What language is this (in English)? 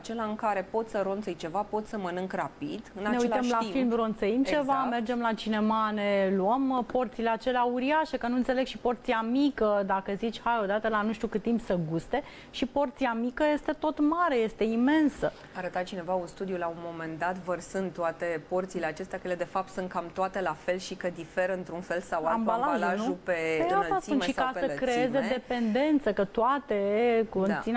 Romanian